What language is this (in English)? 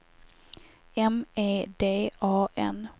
Swedish